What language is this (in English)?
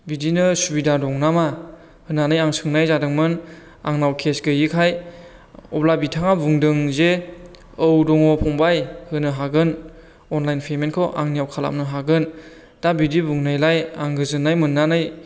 Bodo